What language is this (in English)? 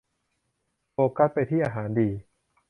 Thai